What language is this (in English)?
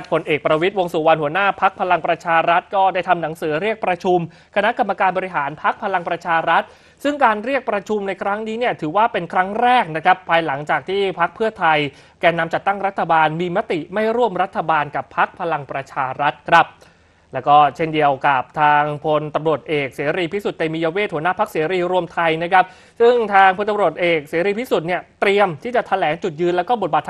Thai